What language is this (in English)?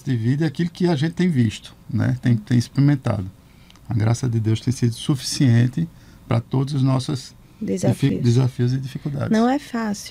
Portuguese